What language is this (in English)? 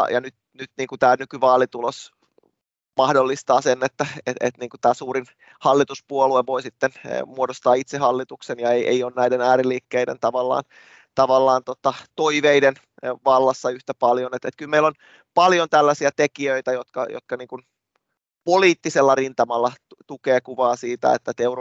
Finnish